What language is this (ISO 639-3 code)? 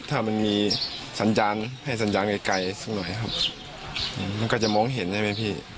tha